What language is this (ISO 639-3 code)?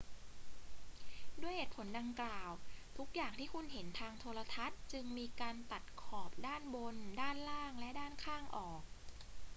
tha